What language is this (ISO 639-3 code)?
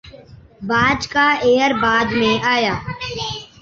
urd